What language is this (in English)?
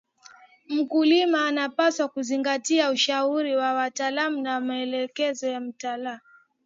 Swahili